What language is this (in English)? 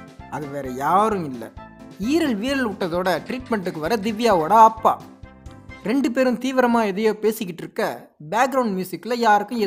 Tamil